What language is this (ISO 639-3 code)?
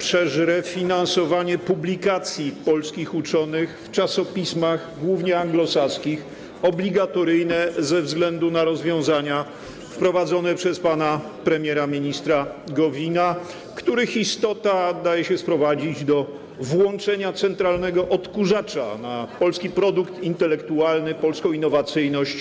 pol